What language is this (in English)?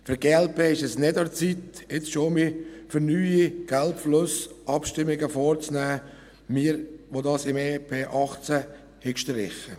Swiss German